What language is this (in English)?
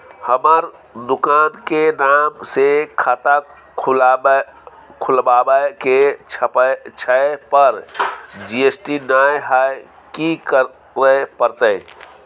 Maithili